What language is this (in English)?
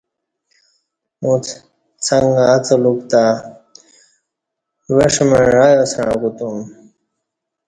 Kati